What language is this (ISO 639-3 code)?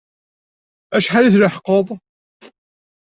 kab